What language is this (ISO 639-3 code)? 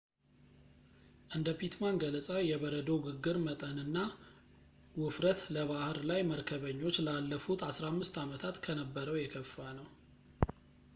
amh